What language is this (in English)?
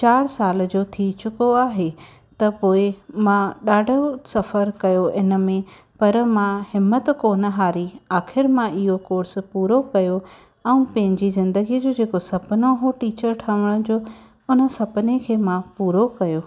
Sindhi